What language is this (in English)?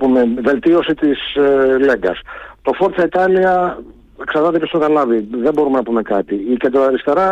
Greek